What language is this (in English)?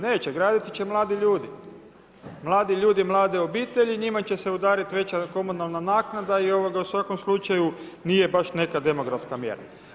Croatian